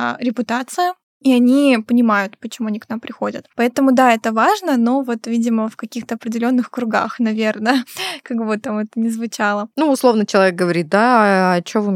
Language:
Russian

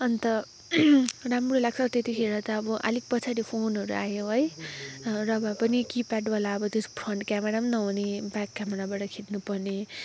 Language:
Nepali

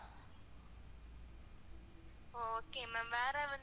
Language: Tamil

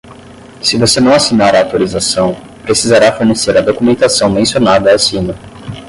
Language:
Portuguese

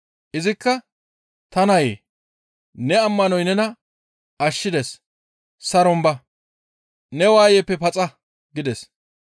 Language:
Gamo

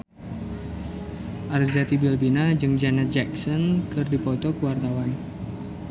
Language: Sundanese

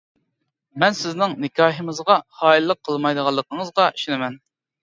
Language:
Uyghur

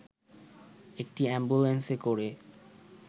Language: Bangla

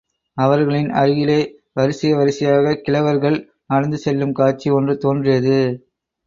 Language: Tamil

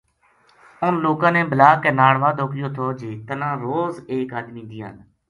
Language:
Gujari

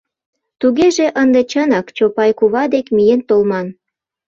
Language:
Mari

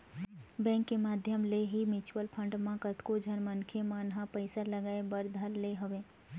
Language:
Chhattisgarhi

